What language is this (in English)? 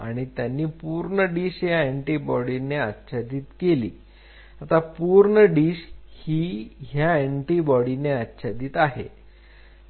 Marathi